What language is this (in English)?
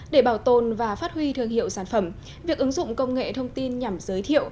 Vietnamese